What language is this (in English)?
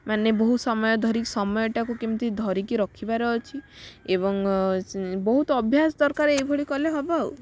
Odia